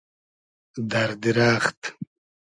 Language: Hazaragi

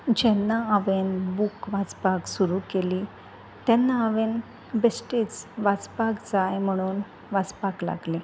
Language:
Konkani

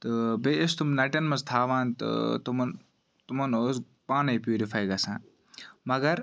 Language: Kashmiri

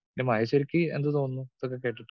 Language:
Malayalam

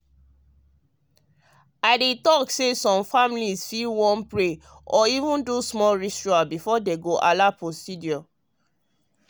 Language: Nigerian Pidgin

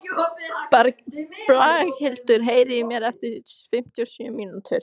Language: Icelandic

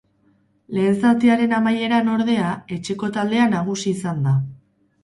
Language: Basque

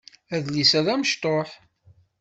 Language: Kabyle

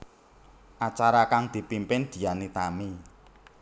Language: Javanese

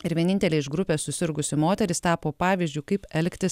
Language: Lithuanian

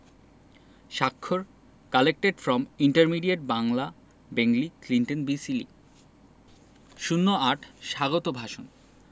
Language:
Bangla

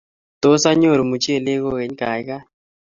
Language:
Kalenjin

